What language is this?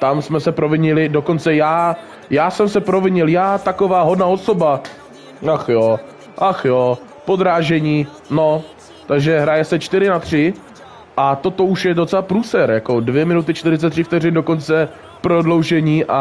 Czech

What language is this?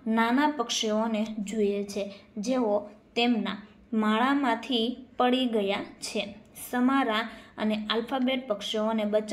Gujarati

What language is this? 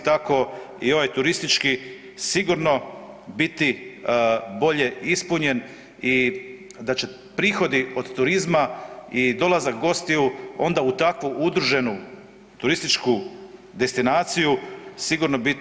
Croatian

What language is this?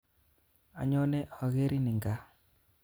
Kalenjin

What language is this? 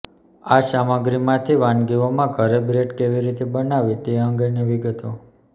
Gujarati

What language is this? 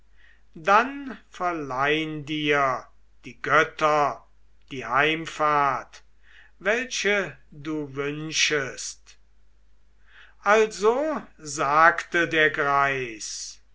German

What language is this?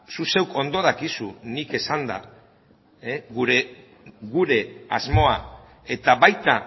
Basque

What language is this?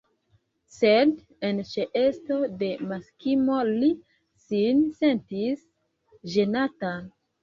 Esperanto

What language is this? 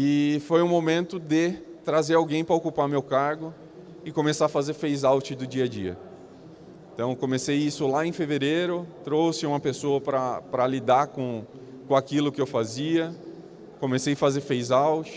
Portuguese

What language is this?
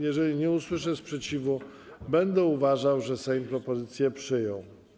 Polish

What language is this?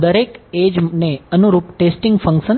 Gujarati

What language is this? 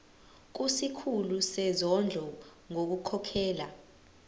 Zulu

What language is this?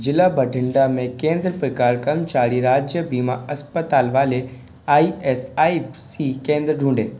Hindi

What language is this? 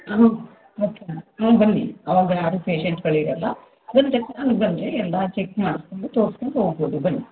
Kannada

